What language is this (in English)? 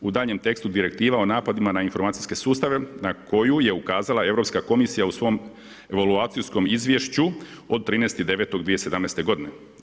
Croatian